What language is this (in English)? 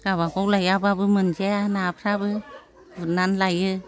Bodo